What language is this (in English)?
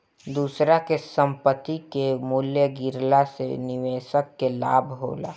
Bhojpuri